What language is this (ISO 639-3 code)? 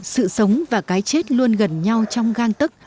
vie